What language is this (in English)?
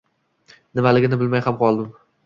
Uzbek